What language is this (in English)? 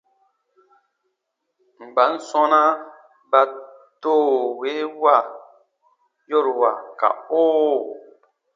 Baatonum